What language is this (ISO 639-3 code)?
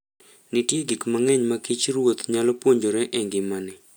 luo